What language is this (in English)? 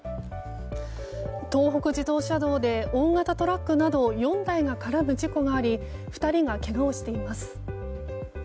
Japanese